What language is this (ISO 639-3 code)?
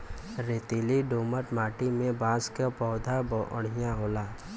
bho